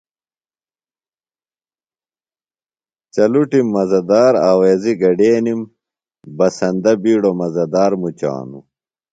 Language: Phalura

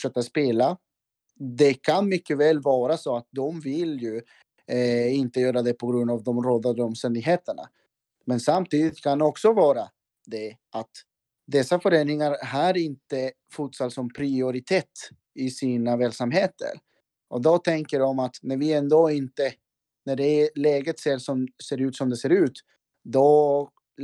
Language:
Swedish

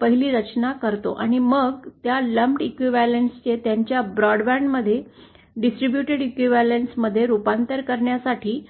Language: Marathi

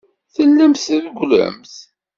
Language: Kabyle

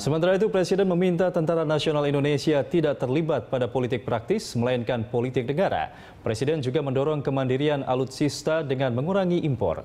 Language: Indonesian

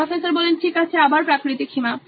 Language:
Bangla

